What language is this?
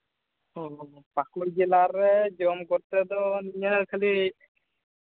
Santali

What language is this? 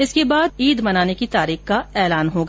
Hindi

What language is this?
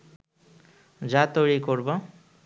Bangla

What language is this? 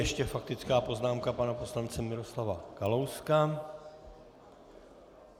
Czech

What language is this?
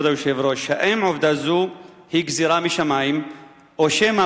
Hebrew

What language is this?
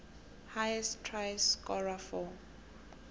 South Ndebele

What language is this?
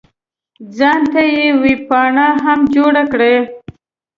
Pashto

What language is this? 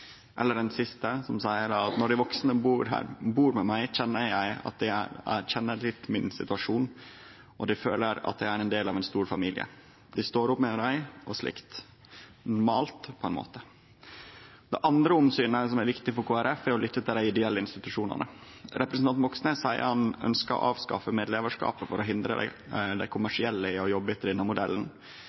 Norwegian Nynorsk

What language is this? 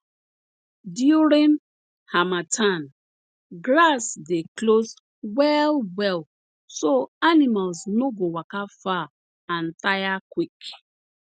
Nigerian Pidgin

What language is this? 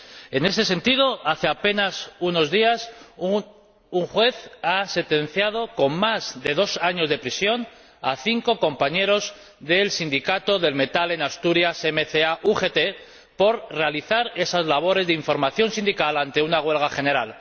Spanish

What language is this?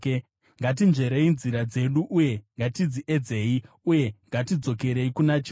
Shona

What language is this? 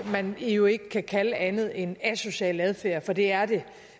Danish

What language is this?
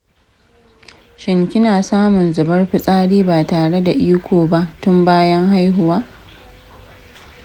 Hausa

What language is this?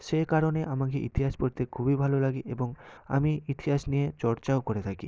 Bangla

